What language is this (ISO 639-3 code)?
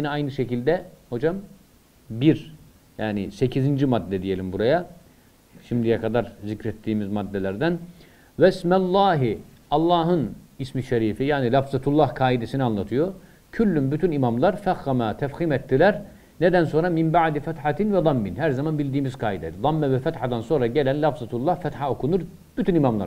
tur